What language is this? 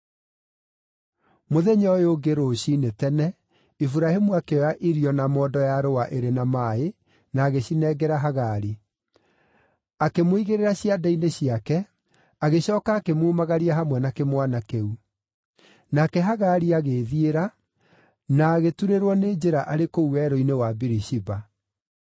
Kikuyu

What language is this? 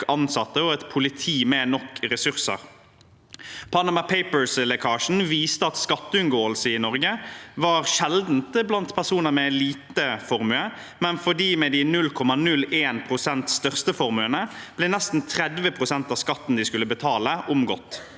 Norwegian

